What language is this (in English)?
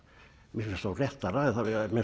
Icelandic